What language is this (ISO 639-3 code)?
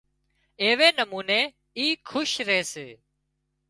kxp